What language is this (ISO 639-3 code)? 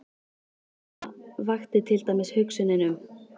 isl